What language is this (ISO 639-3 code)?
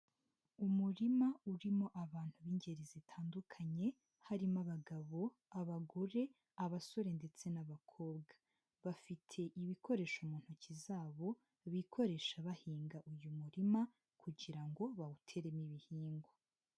kin